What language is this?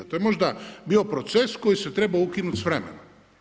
Croatian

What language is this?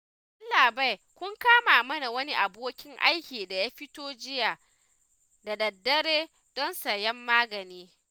Hausa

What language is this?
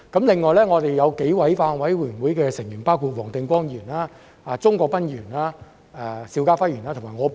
Cantonese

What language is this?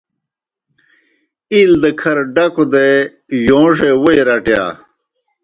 Kohistani Shina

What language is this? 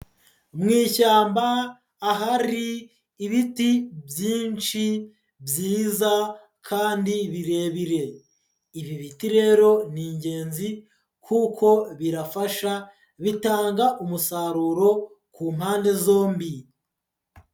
Kinyarwanda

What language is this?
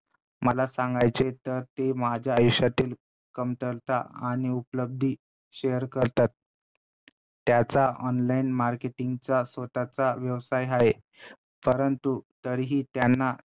Marathi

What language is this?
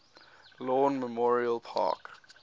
English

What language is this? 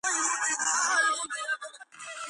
Georgian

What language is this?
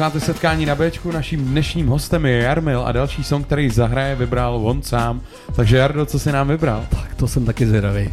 Czech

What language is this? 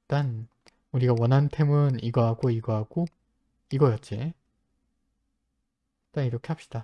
Korean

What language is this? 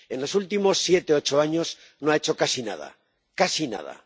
Spanish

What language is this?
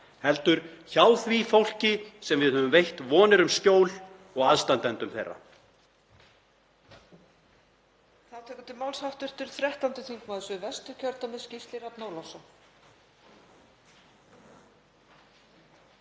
Icelandic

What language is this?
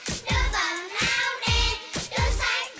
Vietnamese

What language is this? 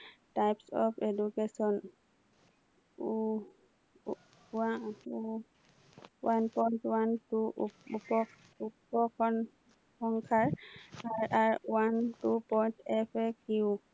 Assamese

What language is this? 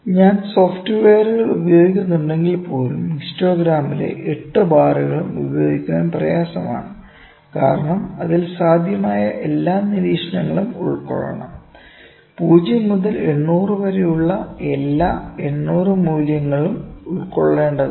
Malayalam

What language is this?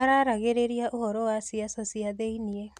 Kikuyu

